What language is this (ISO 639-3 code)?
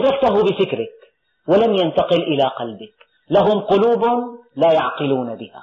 ara